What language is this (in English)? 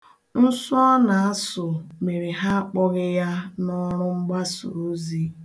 Igbo